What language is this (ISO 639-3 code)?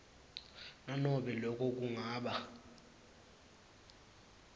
ssw